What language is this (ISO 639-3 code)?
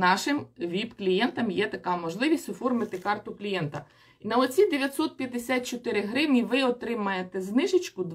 ukr